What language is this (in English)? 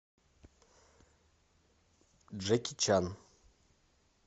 Russian